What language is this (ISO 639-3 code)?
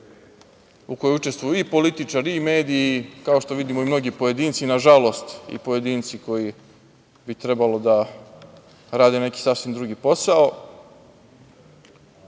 srp